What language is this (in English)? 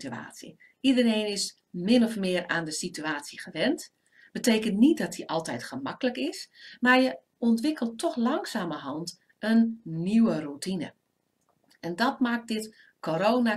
Dutch